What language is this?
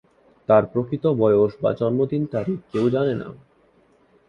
Bangla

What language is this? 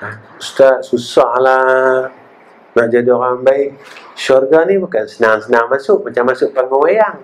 Malay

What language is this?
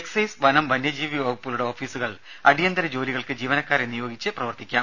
Malayalam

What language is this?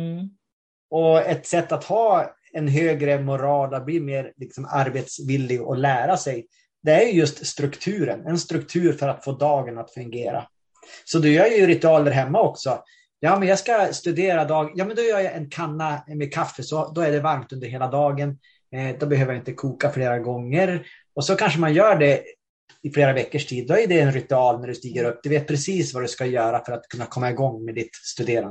Swedish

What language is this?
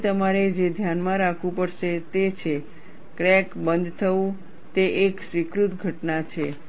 Gujarati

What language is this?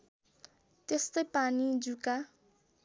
Nepali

